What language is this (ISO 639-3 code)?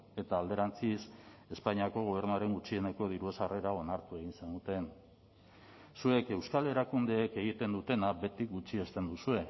eus